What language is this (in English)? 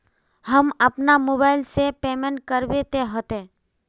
Magahi